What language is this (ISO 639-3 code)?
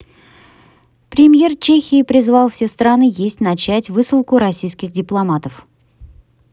rus